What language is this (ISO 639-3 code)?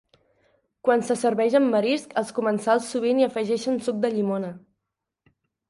cat